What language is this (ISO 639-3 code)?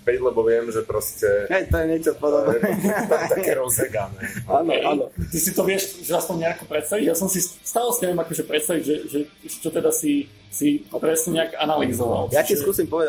slk